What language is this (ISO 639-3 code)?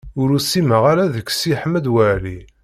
kab